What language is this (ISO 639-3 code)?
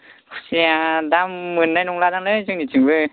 brx